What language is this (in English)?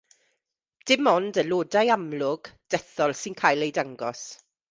Welsh